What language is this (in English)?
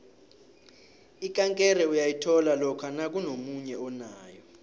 South Ndebele